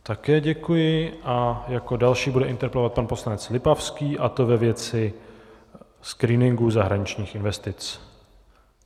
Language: Czech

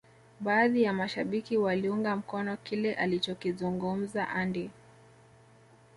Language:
Swahili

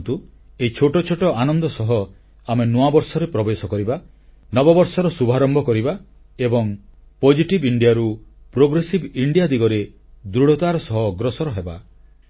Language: Odia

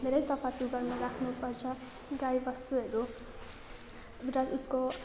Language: Nepali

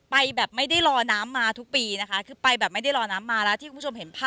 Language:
Thai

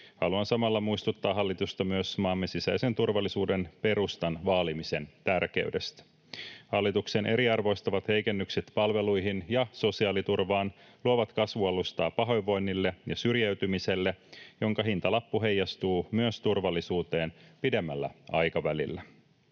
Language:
Finnish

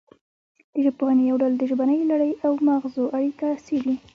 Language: Pashto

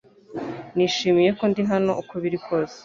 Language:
Kinyarwanda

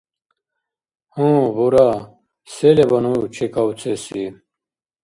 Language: Dargwa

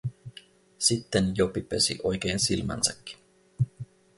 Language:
Finnish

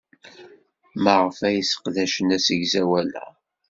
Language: Kabyle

